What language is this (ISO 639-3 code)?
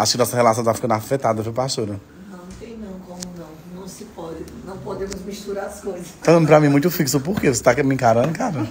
por